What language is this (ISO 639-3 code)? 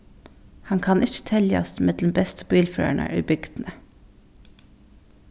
fao